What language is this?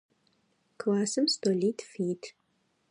Adyghe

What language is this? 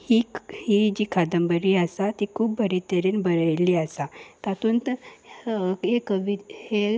Konkani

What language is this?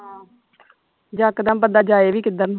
Punjabi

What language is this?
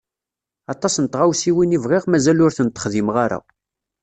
Kabyle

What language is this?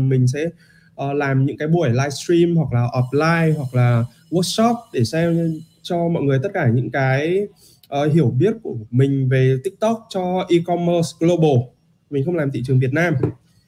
Vietnamese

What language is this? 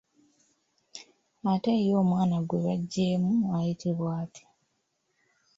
Ganda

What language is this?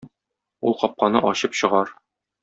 Tatar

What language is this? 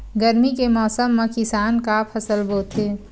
Chhattisgarhi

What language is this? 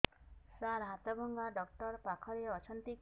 Odia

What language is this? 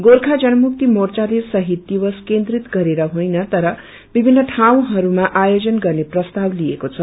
Nepali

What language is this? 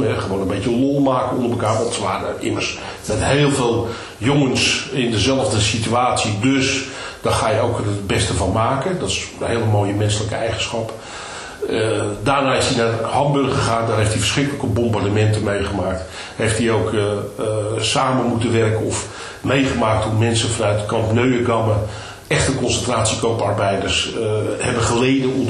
Dutch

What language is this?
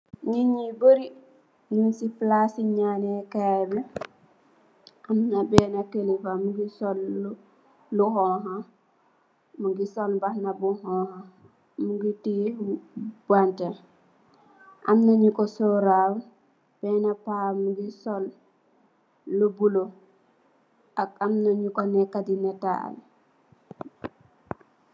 Wolof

